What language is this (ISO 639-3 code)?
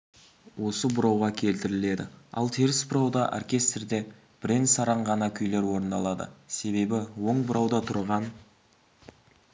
kaz